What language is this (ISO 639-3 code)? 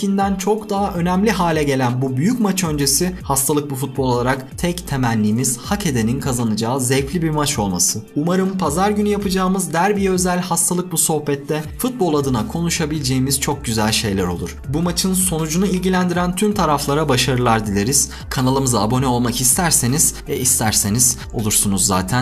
tur